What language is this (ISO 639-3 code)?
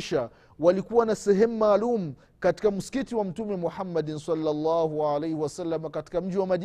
swa